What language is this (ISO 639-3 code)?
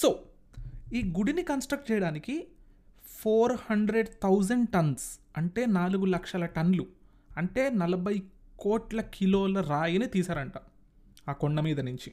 tel